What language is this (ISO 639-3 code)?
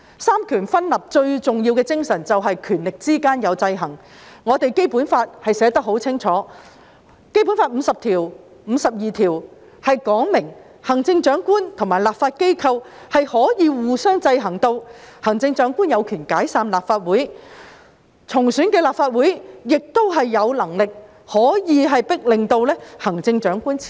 yue